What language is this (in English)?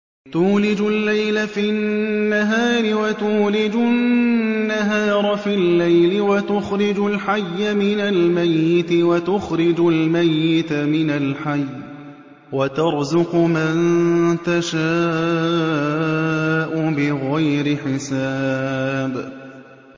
Arabic